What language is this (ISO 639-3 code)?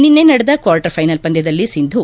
kan